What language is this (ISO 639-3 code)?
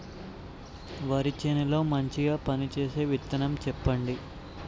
tel